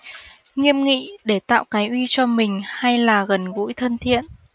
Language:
Vietnamese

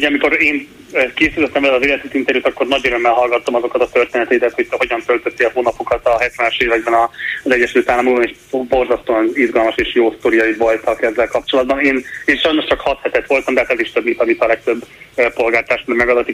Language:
Hungarian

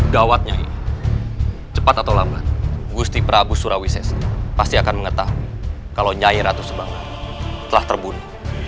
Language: Indonesian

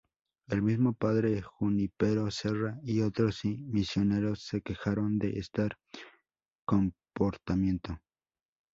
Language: Spanish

